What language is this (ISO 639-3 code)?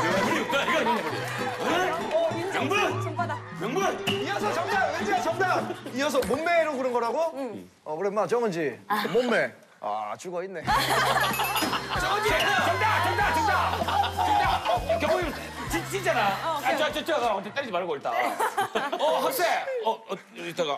kor